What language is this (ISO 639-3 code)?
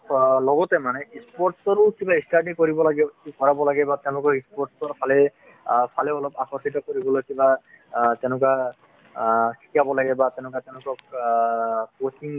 asm